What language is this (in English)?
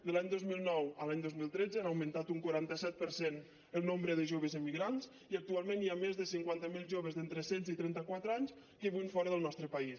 Catalan